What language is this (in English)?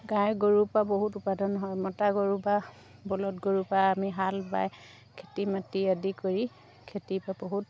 Assamese